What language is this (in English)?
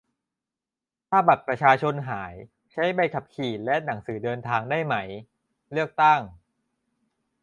Thai